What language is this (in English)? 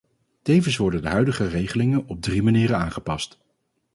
Dutch